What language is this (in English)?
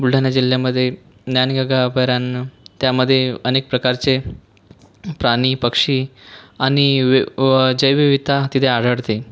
Marathi